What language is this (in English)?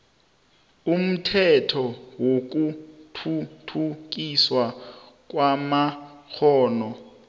South Ndebele